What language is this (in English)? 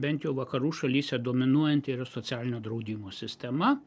Lithuanian